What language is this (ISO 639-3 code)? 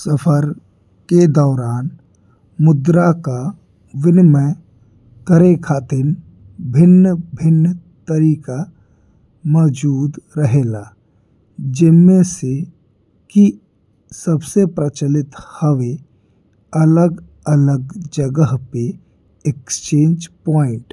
bho